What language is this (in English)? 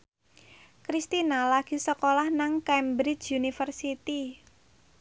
Javanese